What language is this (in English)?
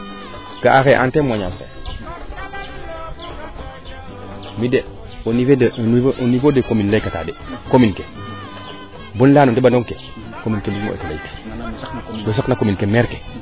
Serer